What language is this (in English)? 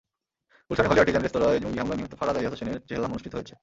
Bangla